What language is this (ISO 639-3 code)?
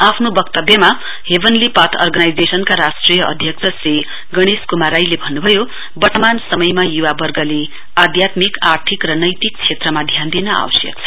nep